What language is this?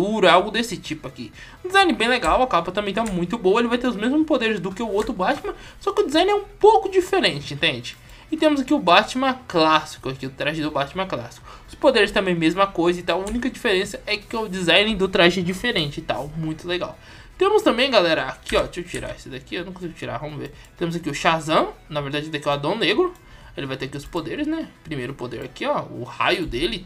Portuguese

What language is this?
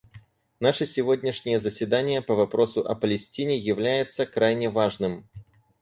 Russian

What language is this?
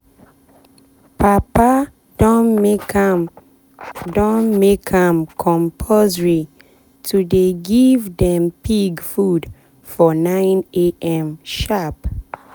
Nigerian Pidgin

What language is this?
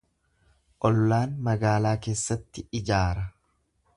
Oromo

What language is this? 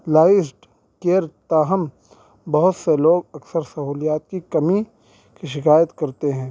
Urdu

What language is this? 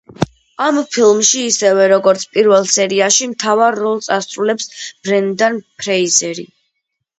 Georgian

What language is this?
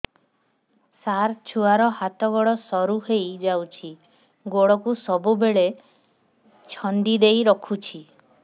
Odia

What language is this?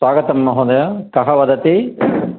Sanskrit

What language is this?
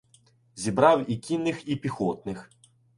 Ukrainian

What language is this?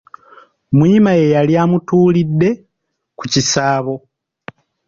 Ganda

